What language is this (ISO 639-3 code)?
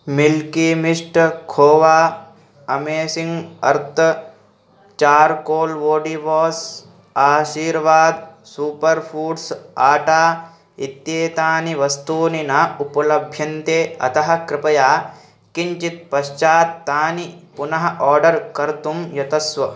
san